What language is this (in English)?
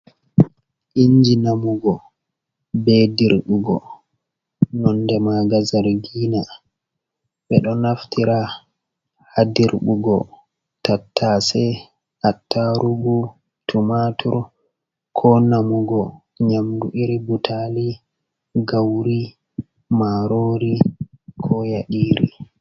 Fula